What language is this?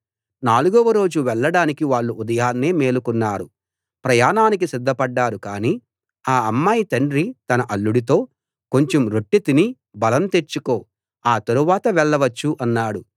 Telugu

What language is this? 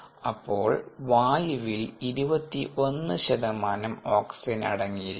Malayalam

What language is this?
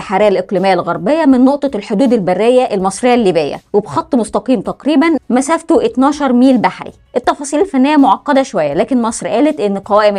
Arabic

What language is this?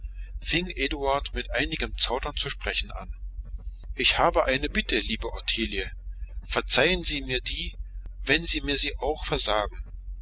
German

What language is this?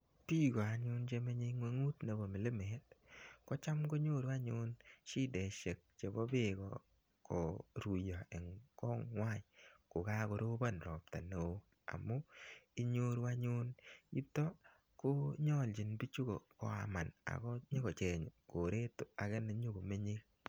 Kalenjin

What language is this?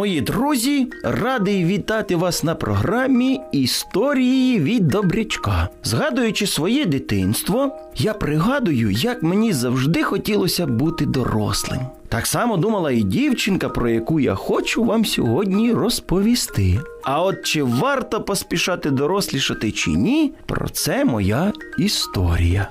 Ukrainian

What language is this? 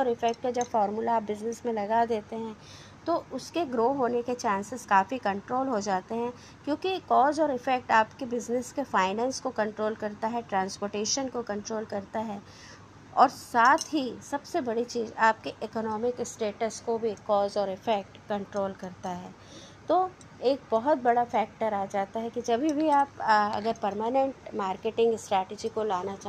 Hindi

